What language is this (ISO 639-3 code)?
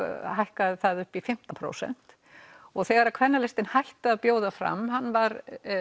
isl